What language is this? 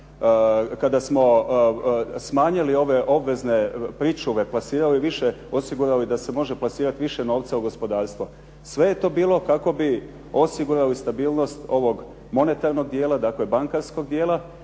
Croatian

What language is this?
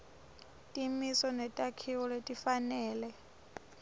Swati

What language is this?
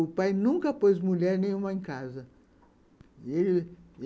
Portuguese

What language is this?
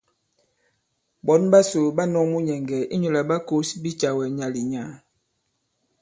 Bankon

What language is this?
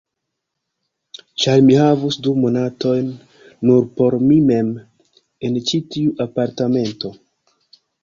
Esperanto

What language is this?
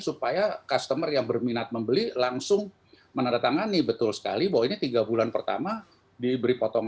Indonesian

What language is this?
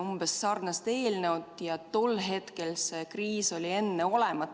Estonian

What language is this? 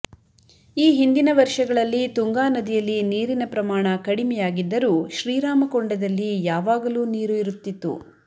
Kannada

